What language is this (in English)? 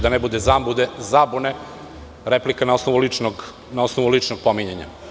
Serbian